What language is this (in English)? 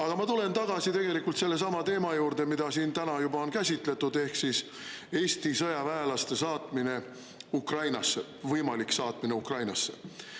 Estonian